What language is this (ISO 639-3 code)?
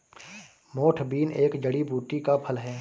hin